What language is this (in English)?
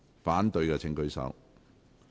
Cantonese